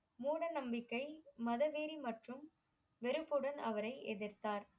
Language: Tamil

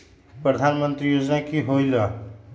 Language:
Magahi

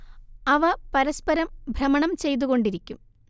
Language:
Malayalam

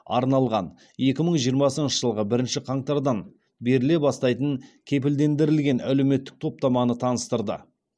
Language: Kazakh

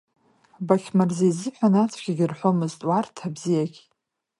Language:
Abkhazian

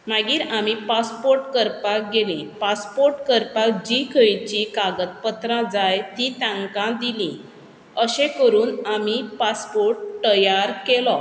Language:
Konkani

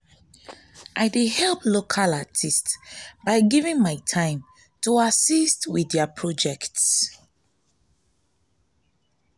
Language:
Nigerian Pidgin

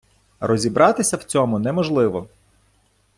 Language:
Ukrainian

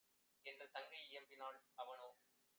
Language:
Tamil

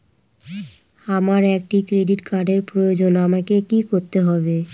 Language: Bangla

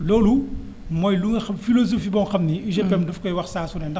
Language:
Wolof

